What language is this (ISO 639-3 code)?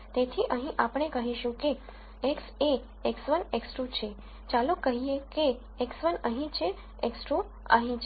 guj